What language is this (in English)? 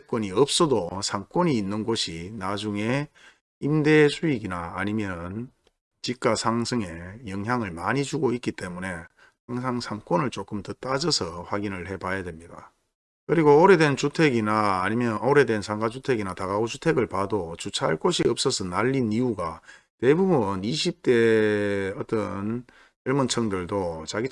Korean